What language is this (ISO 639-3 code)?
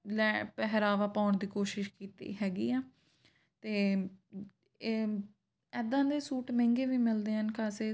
pan